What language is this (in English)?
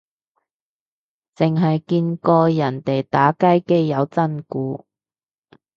Cantonese